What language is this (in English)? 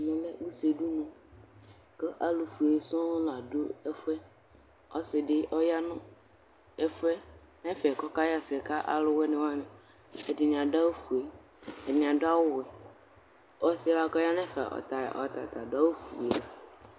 Ikposo